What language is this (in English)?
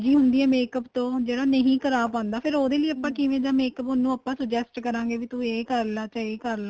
Punjabi